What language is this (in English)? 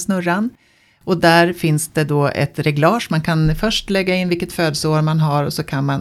Swedish